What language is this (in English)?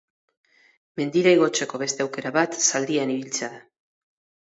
Basque